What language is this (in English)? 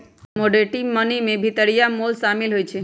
Magahi